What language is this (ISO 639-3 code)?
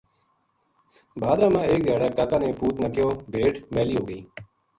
gju